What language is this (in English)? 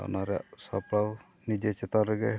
Santali